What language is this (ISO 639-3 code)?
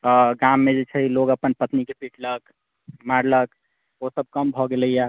mai